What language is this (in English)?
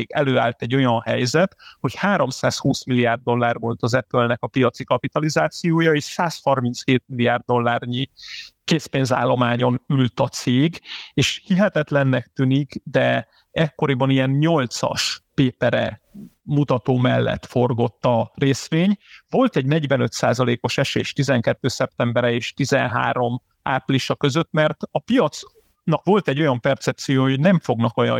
Hungarian